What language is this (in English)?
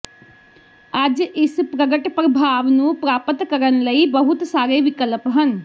Punjabi